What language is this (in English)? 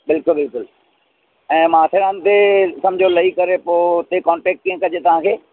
Sindhi